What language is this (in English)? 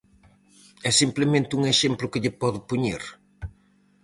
Galician